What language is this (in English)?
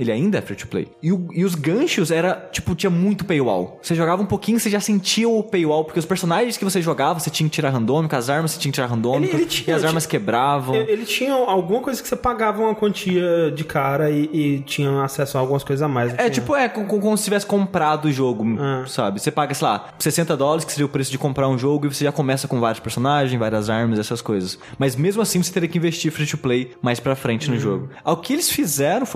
Portuguese